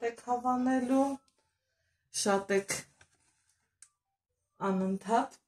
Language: Turkish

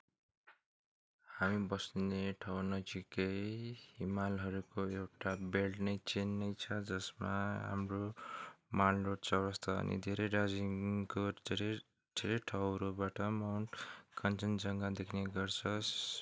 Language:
Nepali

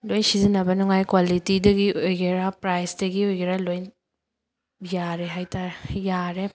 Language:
Manipuri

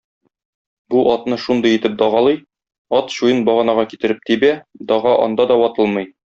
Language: Tatar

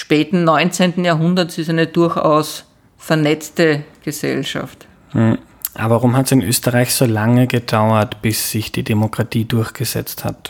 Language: German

